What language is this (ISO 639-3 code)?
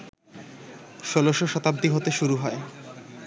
ben